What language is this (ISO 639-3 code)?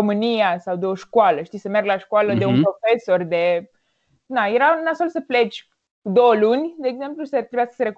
ron